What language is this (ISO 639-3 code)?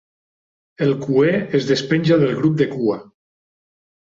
cat